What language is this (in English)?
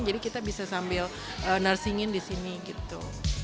Indonesian